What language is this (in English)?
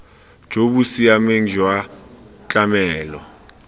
Tswana